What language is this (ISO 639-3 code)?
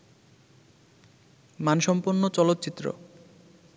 ben